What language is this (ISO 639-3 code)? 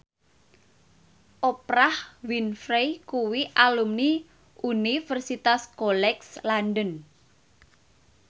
jav